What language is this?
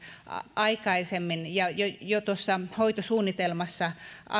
Finnish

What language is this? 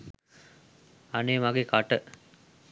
Sinhala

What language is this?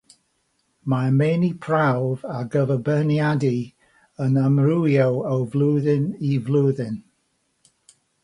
Welsh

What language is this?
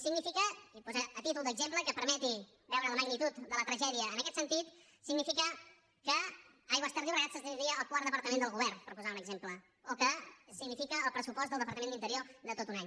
Catalan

